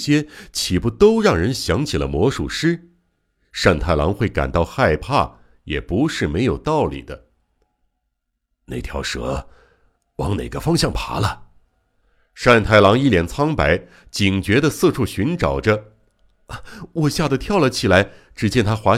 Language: Chinese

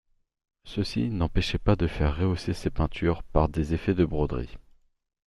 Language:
French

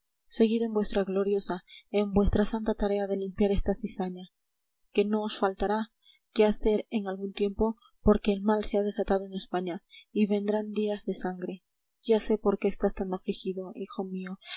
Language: Spanish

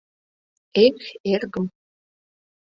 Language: Mari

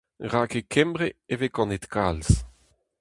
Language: Breton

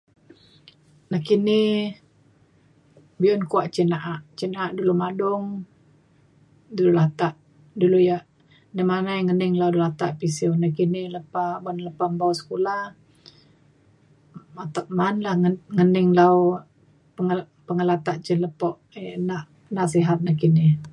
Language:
Mainstream Kenyah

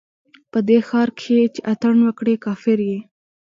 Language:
Pashto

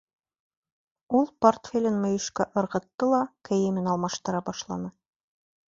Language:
Bashkir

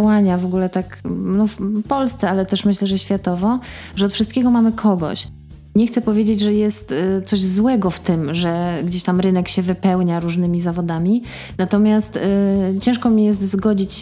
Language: Polish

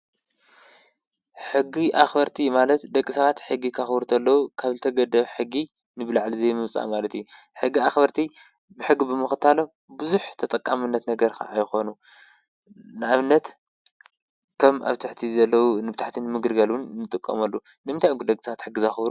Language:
Tigrinya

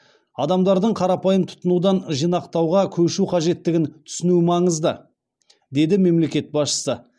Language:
Kazakh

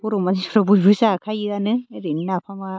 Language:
Bodo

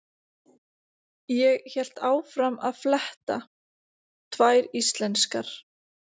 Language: Icelandic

